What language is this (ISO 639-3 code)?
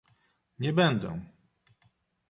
pol